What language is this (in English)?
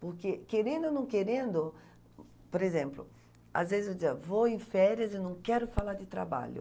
Portuguese